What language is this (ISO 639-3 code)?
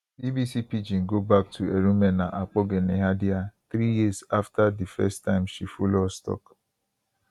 pcm